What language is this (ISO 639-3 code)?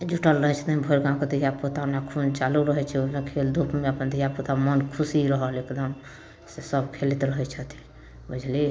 mai